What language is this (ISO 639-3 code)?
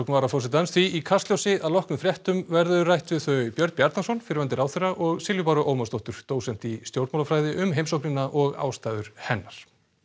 isl